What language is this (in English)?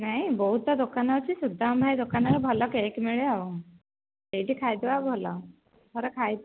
Odia